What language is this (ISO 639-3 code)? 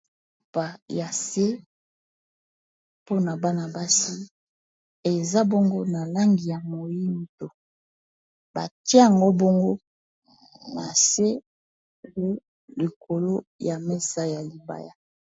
lin